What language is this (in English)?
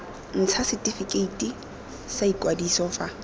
Tswana